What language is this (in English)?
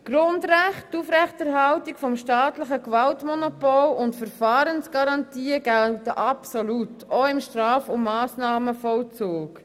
Swiss German